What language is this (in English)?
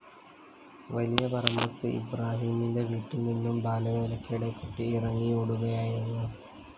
Malayalam